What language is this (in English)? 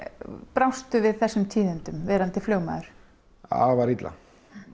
Icelandic